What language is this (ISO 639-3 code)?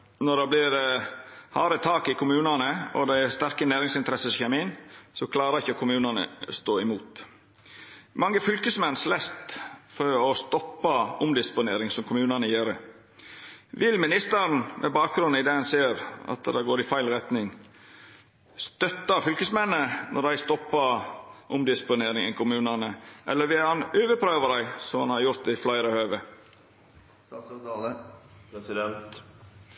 nno